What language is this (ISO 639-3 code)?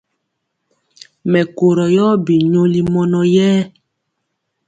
mcx